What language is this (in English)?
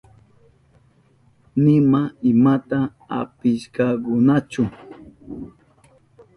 Southern Pastaza Quechua